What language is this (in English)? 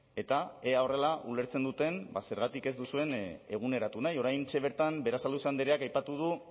Basque